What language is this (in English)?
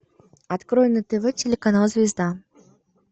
Russian